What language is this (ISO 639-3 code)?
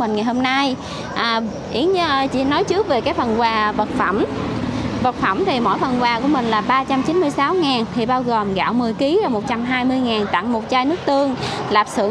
vie